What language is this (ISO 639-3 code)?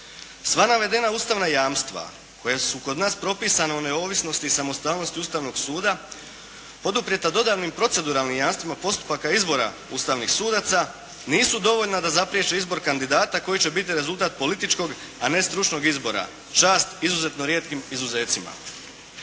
hrv